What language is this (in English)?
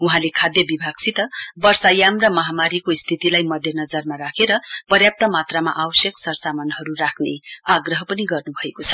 Nepali